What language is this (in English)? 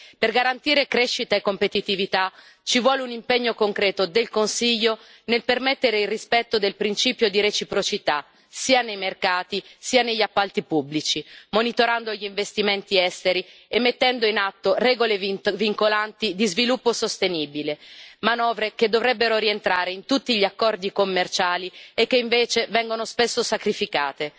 Italian